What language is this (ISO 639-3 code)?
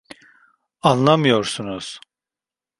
tur